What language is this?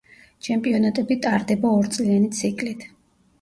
Georgian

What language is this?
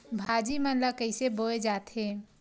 Chhattisgarhi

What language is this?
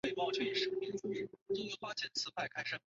Chinese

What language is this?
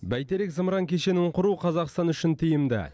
Kazakh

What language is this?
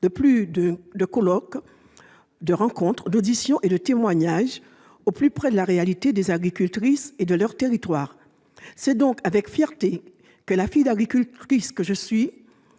French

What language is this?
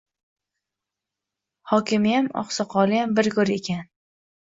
Uzbek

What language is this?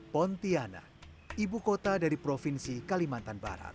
Indonesian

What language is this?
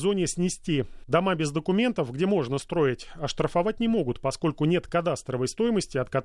Russian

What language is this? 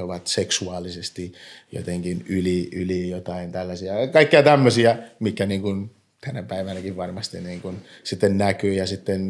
Finnish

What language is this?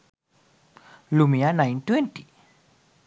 Sinhala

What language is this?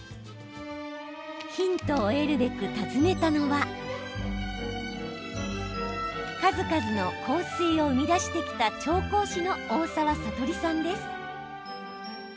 Japanese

